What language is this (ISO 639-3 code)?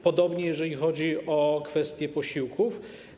pol